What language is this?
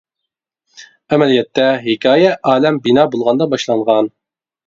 Uyghur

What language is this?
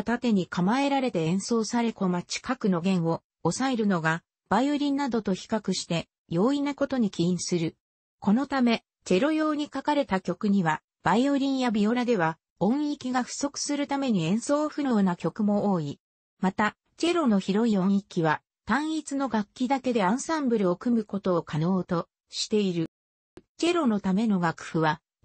Japanese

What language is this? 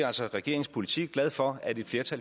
Danish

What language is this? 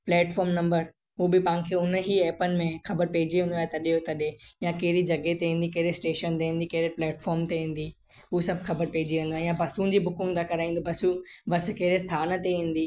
Sindhi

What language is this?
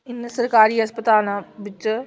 Dogri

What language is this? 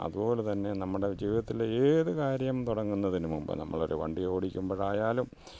Malayalam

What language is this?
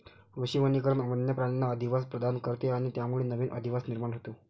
Marathi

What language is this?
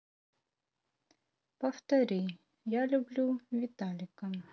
Russian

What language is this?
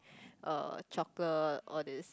English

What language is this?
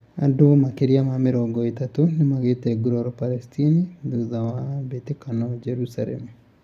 Kikuyu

